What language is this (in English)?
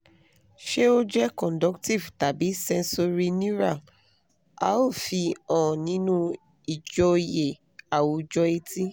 Yoruba